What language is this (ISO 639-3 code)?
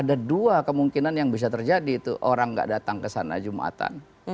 ind